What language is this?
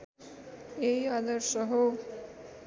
Nepali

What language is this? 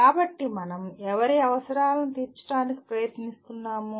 Telugu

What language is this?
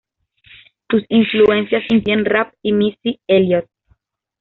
Spanish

